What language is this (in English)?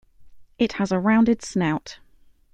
English